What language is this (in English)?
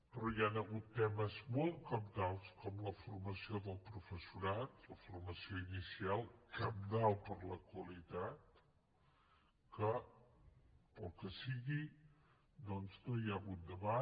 Catalan